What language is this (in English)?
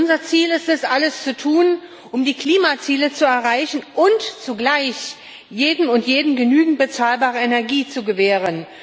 German